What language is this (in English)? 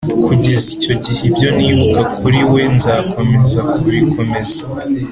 Kinyarwanda